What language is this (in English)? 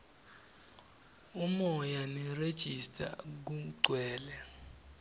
Swati